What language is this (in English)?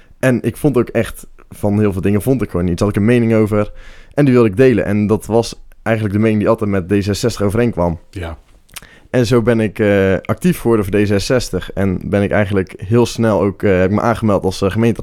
Dutch